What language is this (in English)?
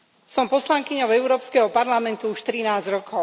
Slovak